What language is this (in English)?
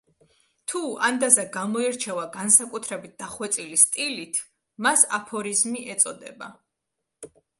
Georgian